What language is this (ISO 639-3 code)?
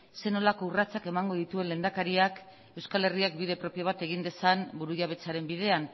eus